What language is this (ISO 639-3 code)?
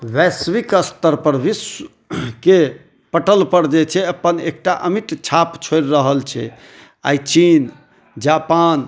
mai